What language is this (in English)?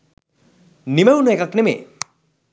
Sinhala